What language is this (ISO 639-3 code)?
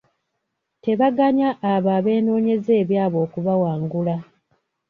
lug